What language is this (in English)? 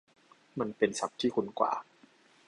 Thai